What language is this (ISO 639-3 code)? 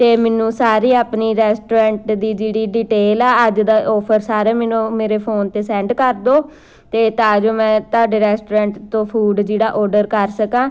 pan